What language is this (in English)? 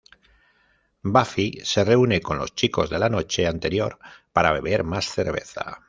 Spanish